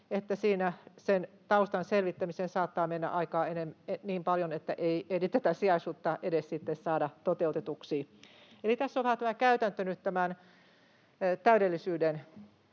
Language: Finnish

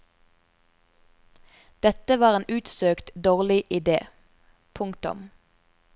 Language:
Norwegian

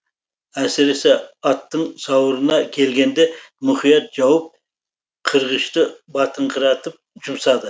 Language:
Kazakh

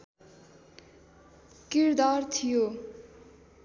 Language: Nepali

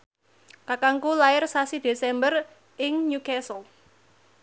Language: Javanese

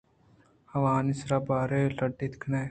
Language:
Eastern Balochi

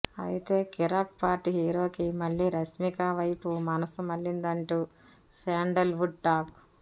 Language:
Telugu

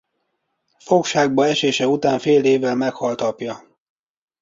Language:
Hungarian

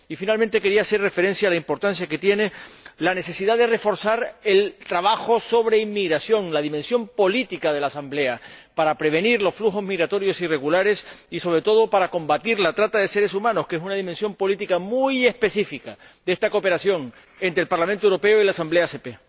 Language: Spanish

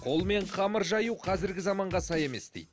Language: Kazakh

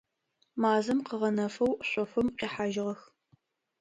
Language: Adyghe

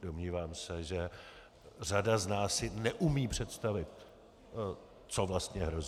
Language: Czech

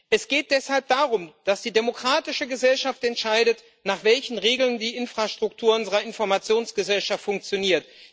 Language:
German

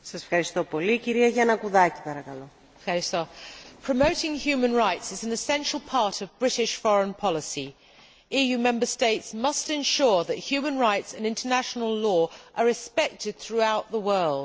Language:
English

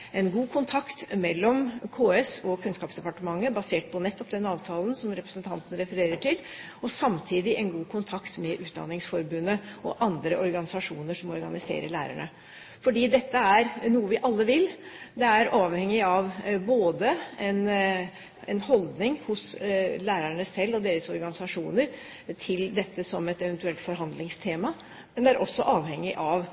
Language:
Norwegian Bokmål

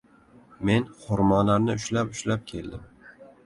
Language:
Uzbek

